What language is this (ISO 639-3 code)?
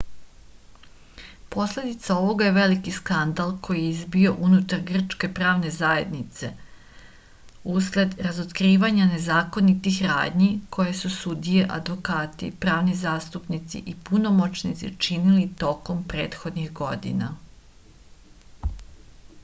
srp